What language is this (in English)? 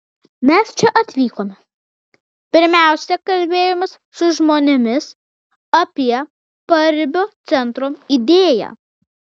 Lithuanian